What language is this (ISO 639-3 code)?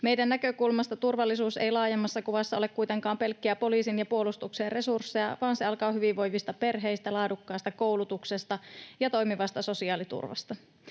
fin